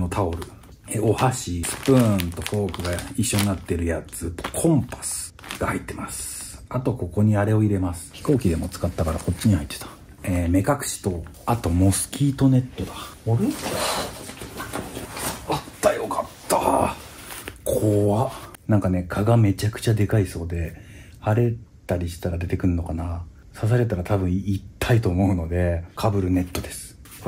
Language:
Japanese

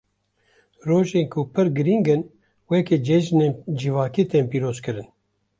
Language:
Kurdish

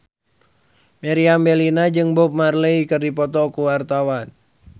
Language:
Sundanese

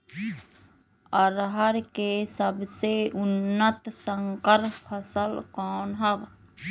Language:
Magahi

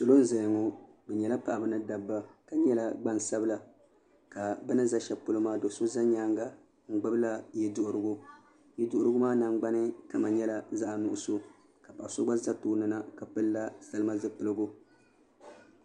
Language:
Dagbani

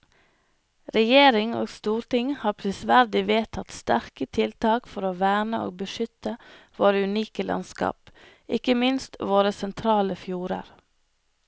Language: Norwegian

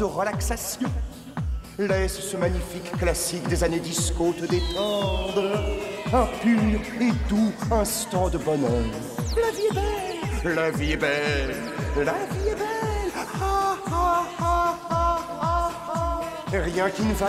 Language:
French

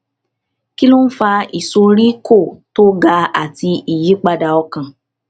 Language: Yoruba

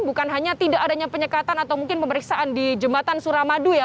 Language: Indonesian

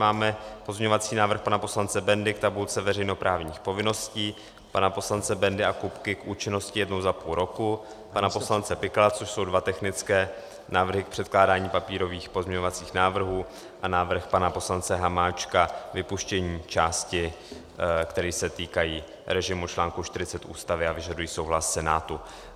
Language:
Czech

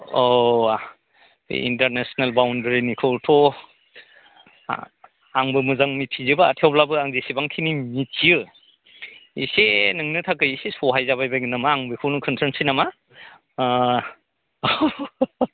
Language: Bodo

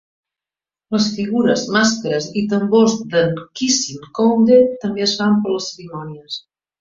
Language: Catalan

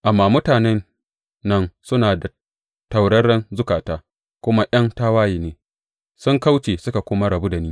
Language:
Hausa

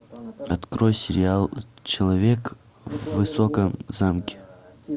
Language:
Russian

